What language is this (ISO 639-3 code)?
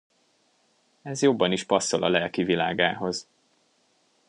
hun